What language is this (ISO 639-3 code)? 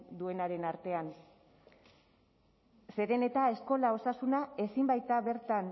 eus